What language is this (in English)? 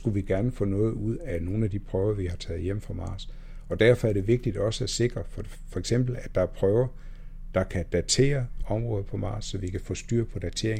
Danish